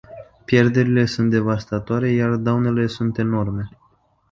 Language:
Romanian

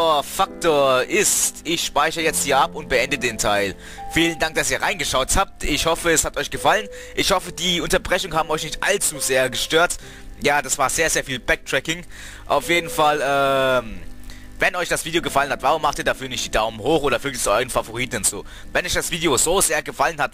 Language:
German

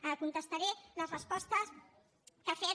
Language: Catalan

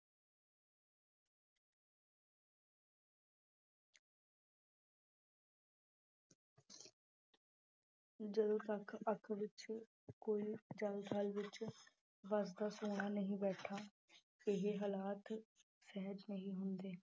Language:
Punjabi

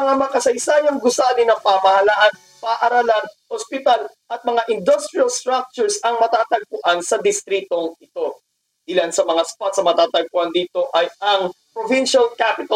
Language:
Filipino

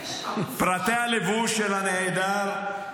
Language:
Hebrew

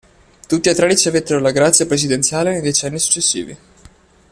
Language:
Italian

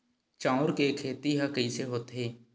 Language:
Chhattisgarhi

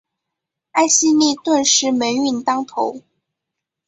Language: Chinese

